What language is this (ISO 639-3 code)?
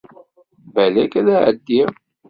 kab